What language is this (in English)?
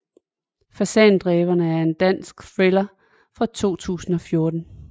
Danish